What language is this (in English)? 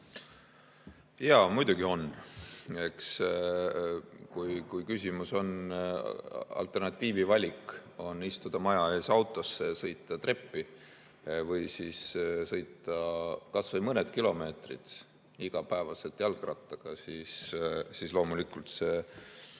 Estonian